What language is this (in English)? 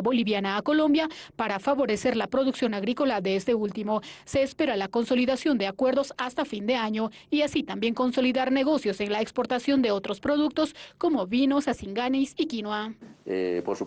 Spanish